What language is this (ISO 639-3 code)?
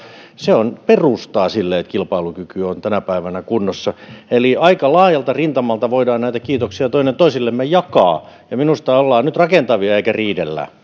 fin